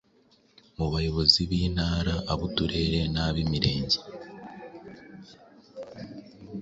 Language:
Kinyarwanda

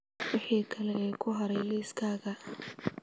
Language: Somali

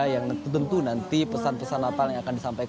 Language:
Indonesian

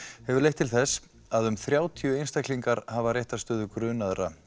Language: Icelandic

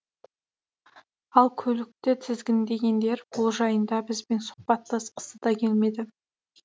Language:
Kazakh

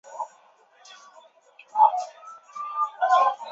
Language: Chinese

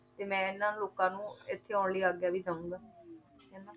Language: Punjabi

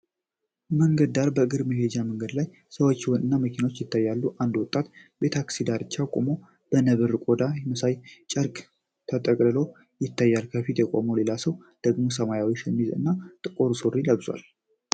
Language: Amharic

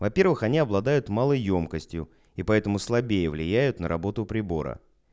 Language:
Russian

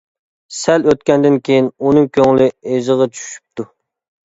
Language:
Uyghur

